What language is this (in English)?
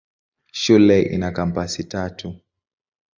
Swahili